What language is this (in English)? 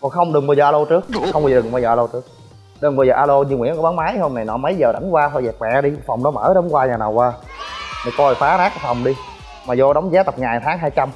Vietnamese